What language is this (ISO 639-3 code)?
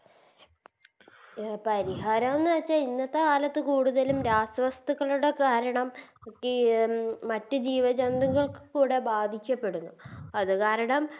mal